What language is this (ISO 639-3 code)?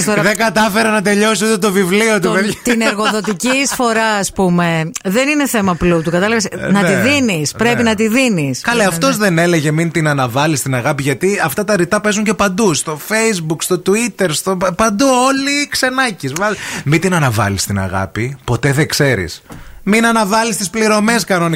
ell